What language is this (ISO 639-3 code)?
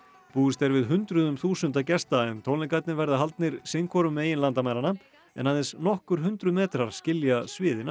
isl